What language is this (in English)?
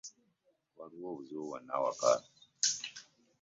Ganda